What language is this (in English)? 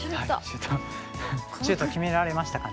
Japanese